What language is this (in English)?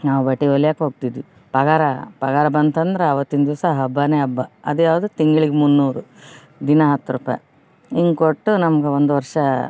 Kannada